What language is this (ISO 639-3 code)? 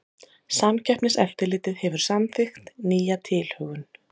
isl